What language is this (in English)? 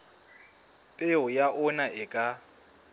Southern Sotho